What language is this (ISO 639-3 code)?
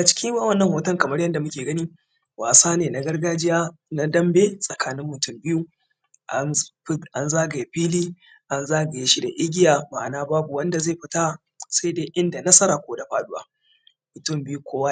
hau